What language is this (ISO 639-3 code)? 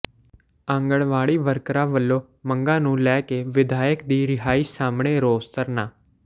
pan